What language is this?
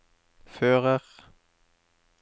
Norwegian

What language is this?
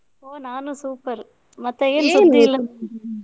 Kannada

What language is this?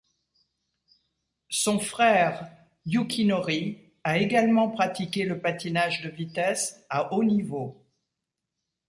French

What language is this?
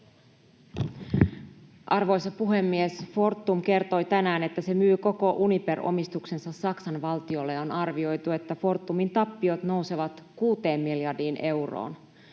Finnish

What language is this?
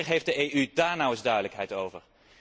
Dutch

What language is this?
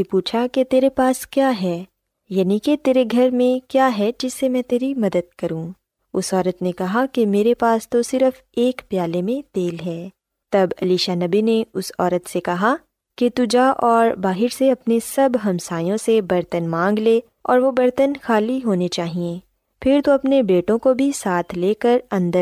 Urdu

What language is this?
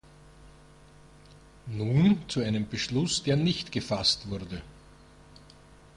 German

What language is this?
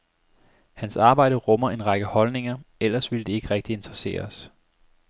Danish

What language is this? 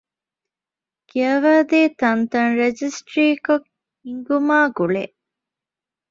Divehi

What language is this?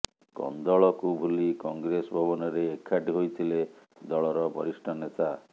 Odia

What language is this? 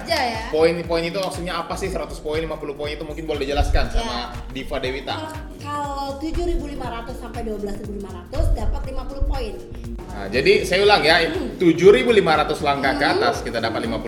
Indonesian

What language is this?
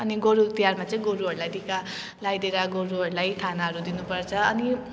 Nepali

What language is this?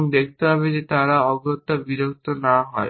Bangla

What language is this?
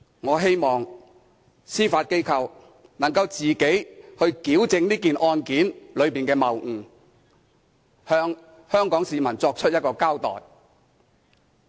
Cantonese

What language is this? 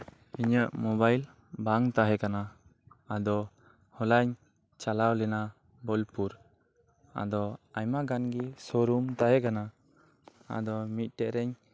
Santali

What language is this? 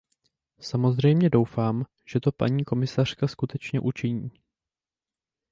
Czech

